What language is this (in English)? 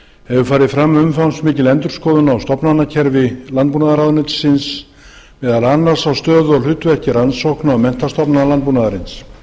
Icelandic